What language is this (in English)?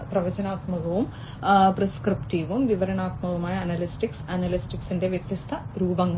Malayalam